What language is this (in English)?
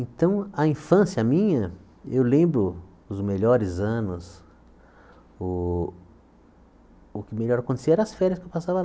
Portuguese